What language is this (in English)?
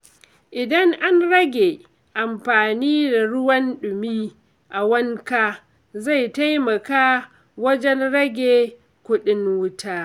Hausa